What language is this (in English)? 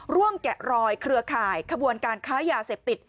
Thai